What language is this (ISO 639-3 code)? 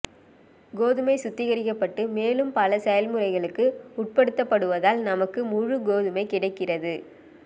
tam